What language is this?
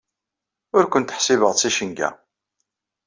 Kabyle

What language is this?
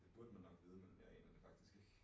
Danish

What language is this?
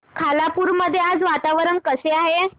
Marathi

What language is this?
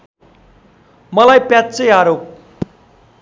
Nepali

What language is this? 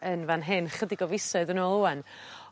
Welsh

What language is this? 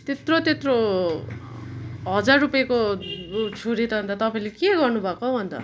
Nepali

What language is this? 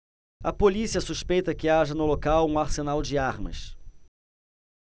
Portuguese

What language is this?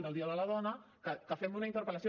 Catalan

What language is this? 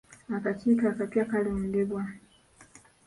Ganda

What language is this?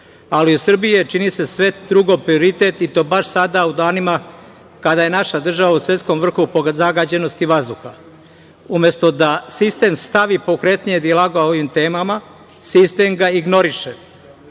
Serbian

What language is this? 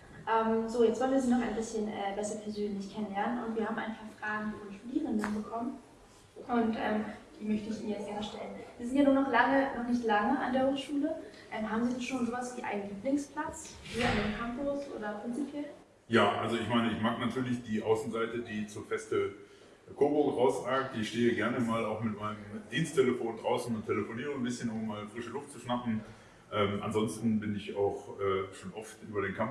German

